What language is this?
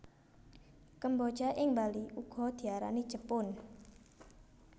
Javanese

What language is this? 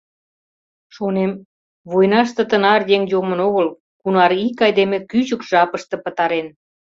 Mari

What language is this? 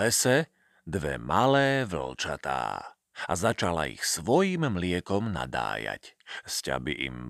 Slovak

